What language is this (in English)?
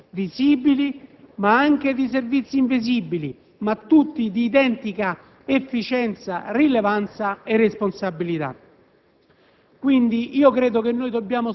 Italian